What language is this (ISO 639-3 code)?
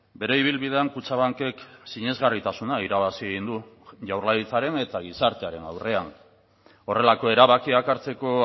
eus